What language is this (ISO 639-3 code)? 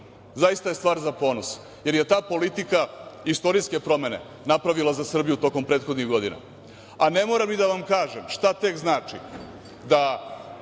srp